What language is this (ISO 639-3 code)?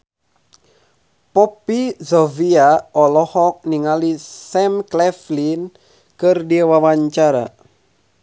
sun